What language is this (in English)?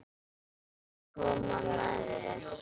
Icelandic